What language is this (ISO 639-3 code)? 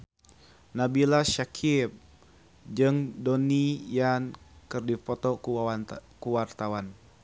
sun